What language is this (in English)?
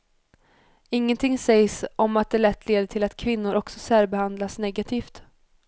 Swedish